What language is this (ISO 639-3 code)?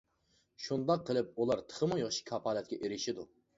uig